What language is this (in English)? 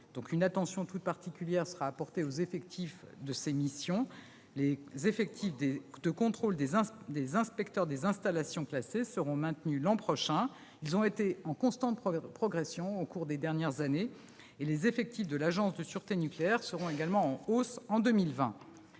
French